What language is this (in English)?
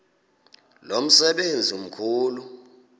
Xhosa